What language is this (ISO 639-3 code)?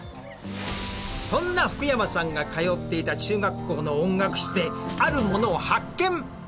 jpn